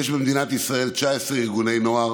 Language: Hebrew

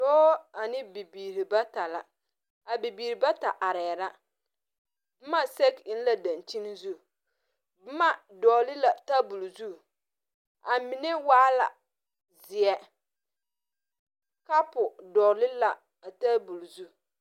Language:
Southern Dagaare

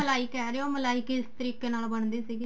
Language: Punjabi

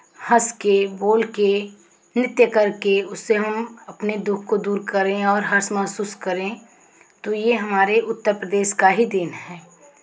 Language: Hindi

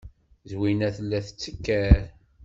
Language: Kabyle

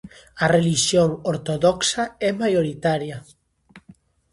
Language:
Galician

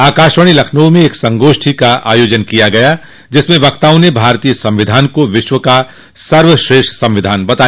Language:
Hindi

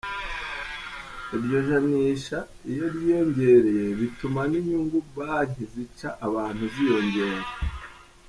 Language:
Kinyarwanda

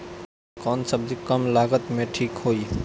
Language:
Bhojpuri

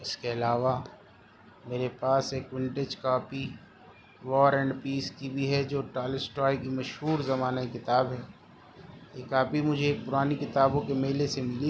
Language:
Urdu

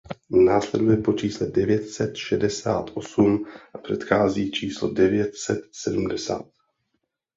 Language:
Czech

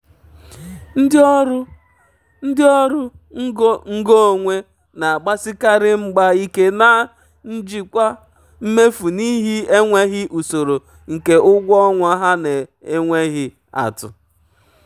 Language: Igbo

